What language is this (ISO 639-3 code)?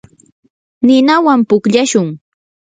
qur